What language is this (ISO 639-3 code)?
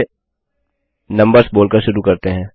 hin